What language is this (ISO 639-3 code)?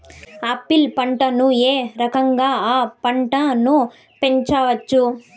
tel